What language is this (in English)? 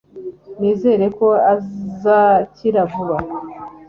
Kinyarwanda